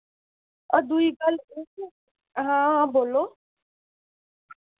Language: Dogri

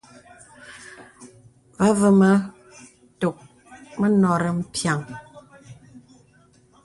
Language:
Bebele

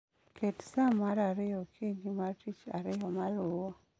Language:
Luo (Kenya and Tanzania)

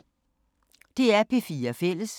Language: Danish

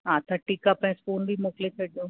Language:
Sindhi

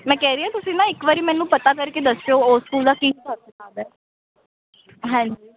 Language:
Punjabi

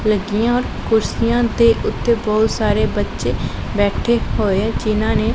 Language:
Punjabi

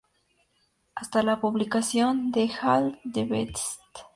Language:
Spanish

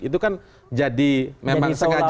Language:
Indonesian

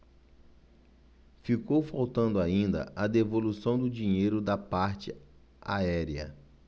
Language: Portuguese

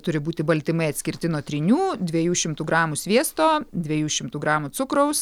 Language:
Lithuanian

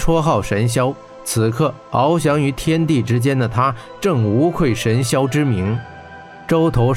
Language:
Chinese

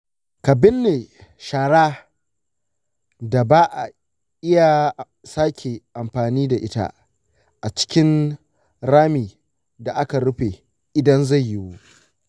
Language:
Hausa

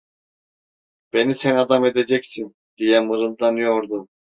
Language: Turkish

